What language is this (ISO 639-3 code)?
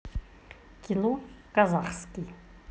rus